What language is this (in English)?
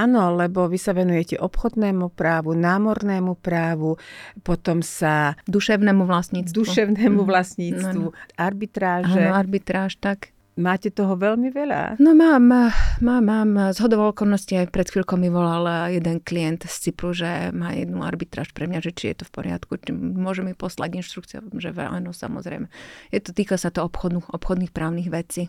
Slovak